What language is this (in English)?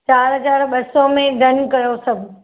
Sindhi